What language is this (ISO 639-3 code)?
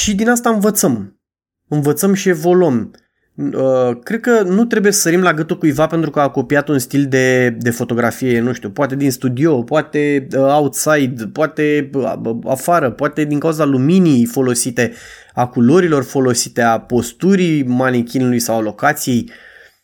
ron